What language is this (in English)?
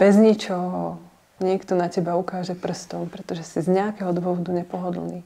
Czech